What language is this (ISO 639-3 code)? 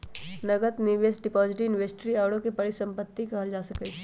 mag